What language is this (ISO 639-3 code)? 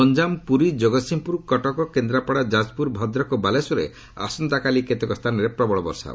ori